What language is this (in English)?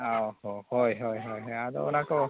Santali